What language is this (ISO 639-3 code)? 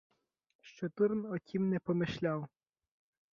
ukr